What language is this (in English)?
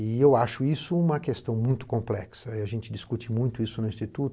Portuguese